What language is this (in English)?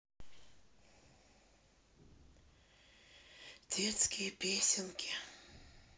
Russian